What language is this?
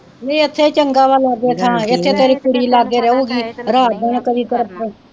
Punjabi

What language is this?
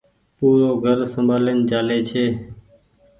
Goaria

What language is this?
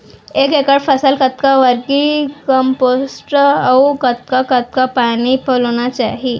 Chhattisgarhi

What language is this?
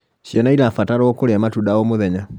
Kikuyu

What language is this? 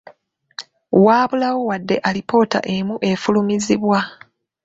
Ganda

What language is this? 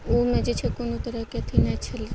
Maithili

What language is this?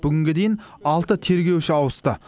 Kazakh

